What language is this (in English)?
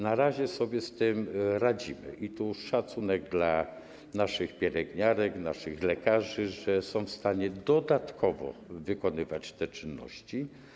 Polish